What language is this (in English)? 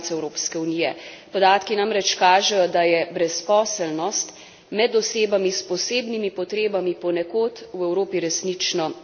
Slovenian